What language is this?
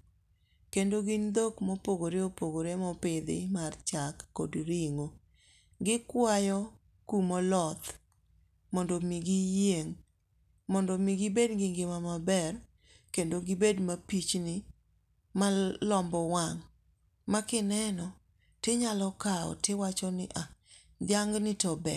Luo (Kenya and Tanzania)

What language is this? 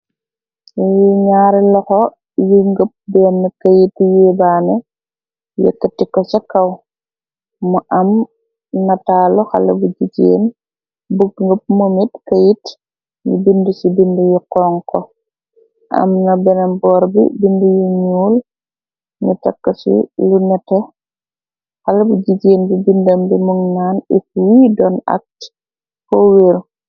Wolof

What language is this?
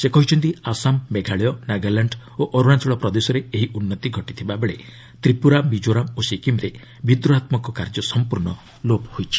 Odia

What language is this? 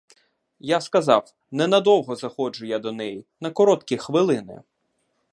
Ukrainian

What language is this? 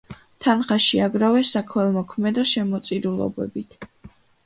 Georgian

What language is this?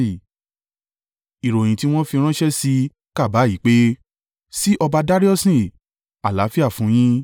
Yoruba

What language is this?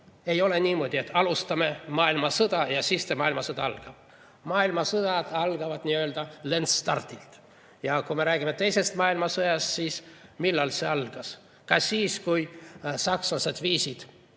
Estonian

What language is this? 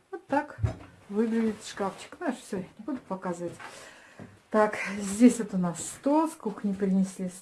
Russian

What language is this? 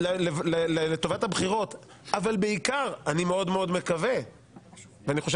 Hebrew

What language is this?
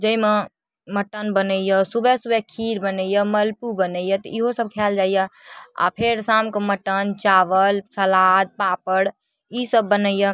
Maithili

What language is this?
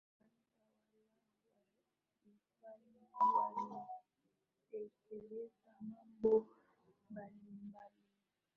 Swahili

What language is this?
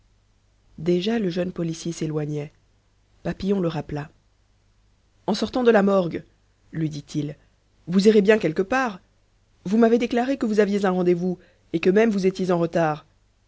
French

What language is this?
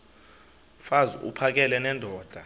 Xhosa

